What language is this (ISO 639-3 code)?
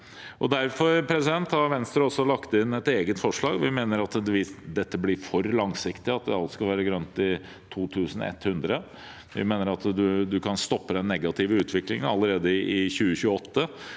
nor